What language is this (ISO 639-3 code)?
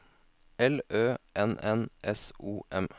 nor